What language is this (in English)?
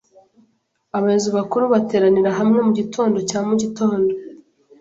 Kinyarwanda